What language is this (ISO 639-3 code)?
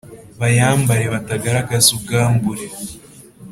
kin